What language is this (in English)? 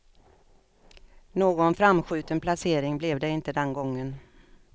Swedish